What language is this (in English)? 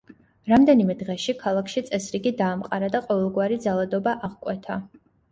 Georgian